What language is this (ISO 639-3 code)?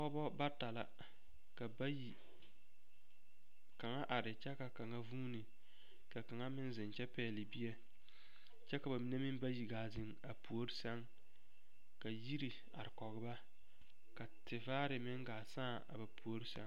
dga